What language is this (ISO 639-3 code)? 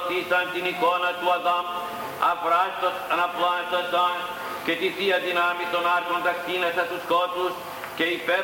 ell